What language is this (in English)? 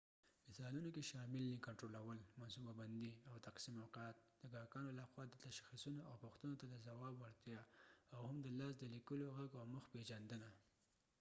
Pashto